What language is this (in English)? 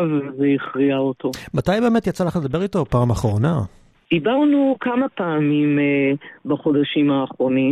Hebrew